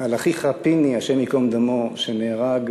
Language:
Hebrew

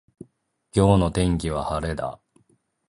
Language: Japanese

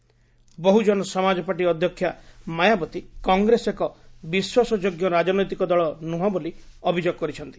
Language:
Odia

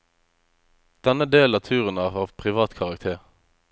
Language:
Norwegian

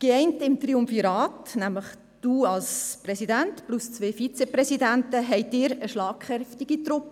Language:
Swiss German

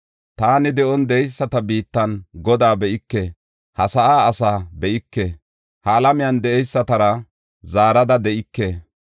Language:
Gofa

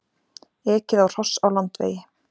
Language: Icelandic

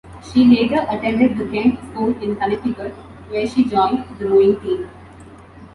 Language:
English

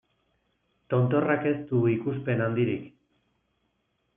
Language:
Basque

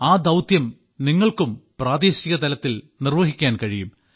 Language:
Malayalam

